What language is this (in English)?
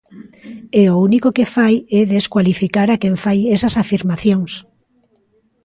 Galician